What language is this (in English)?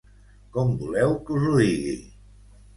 Catalan